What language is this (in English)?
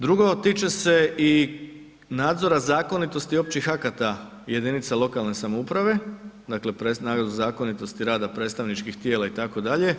Croatian